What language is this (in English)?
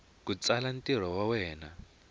Tsonga